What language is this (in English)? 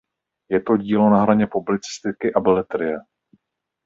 Czech